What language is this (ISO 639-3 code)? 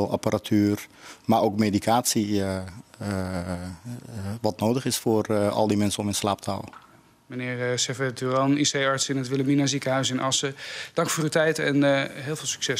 nld